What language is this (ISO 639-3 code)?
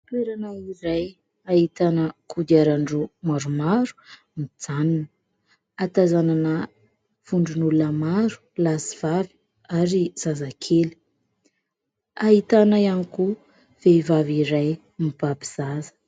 mlg